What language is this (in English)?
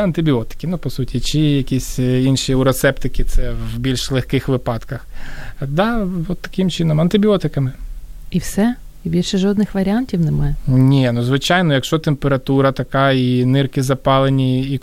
Ukrainian